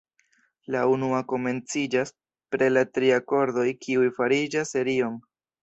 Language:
Esperanto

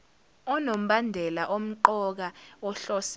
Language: Zulu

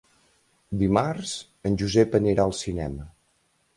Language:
Catalan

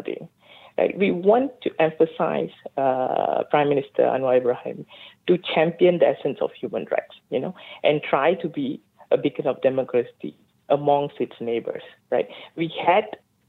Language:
English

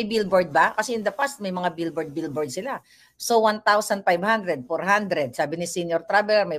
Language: Filipino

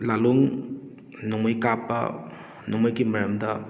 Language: Manipuri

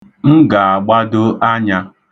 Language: Igbo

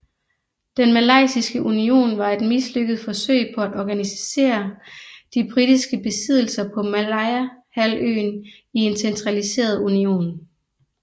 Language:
Danish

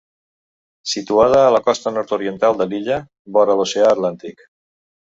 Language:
Catalan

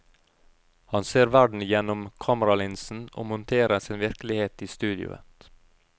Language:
Norwegian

